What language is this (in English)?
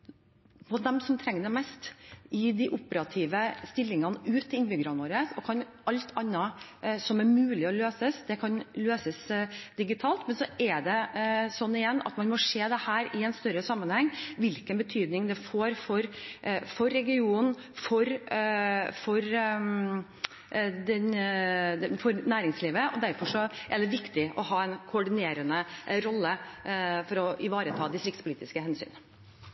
Norwegian Bokmål